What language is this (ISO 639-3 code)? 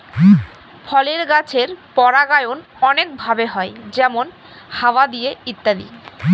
ben